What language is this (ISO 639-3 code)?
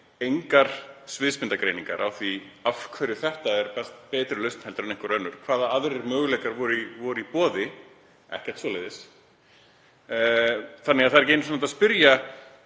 isl